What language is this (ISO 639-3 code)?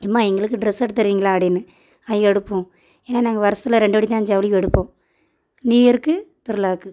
tam